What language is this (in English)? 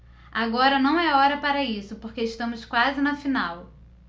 Portuguese